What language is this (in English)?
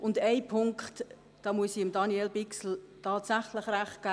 Swiss German